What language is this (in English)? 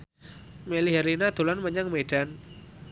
Javanese